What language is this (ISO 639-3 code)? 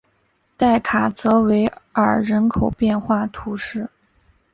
zho